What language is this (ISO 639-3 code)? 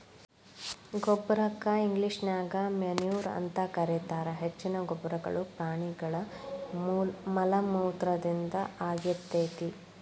kan